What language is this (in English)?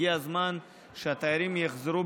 Hebrew